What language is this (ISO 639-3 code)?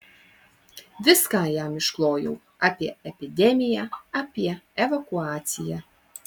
lit